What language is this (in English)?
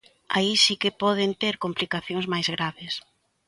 Galician